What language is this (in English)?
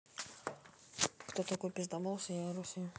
Russian